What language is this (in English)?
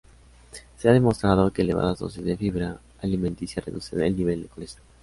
Spanish